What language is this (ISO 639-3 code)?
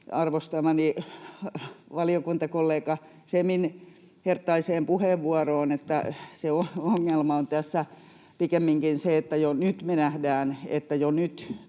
fin